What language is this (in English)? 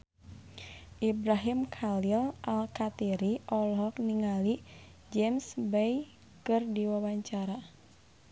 Sundanese